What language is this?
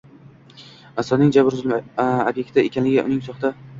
Uzbek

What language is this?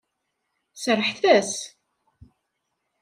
Kabyle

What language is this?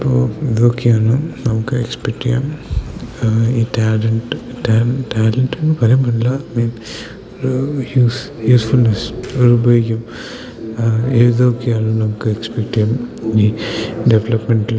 Malayalam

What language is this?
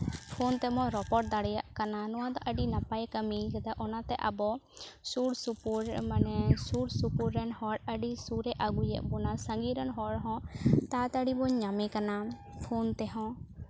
Santali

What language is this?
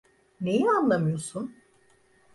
Turkish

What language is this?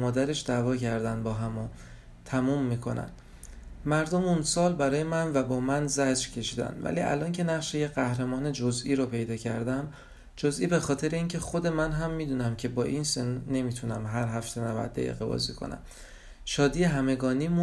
Persian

